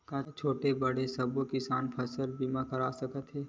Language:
Chhattisgarhi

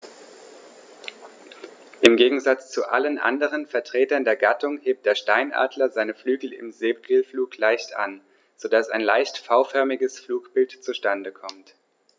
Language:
German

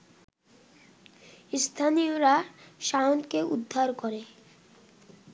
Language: Bangla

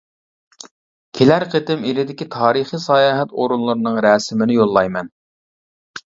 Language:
Uyghur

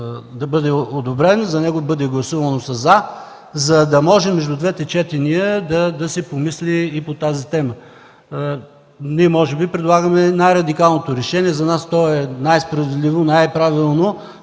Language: Bulgarian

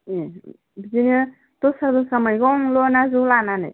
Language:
Bodo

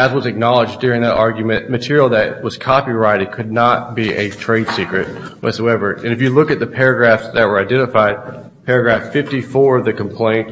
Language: English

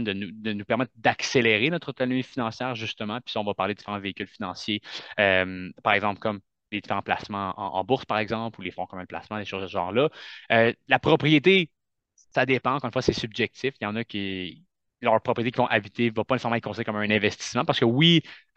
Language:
French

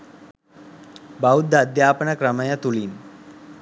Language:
Sinhala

